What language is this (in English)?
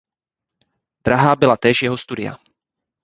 Czech